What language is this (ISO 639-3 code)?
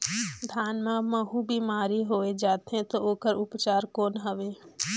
hne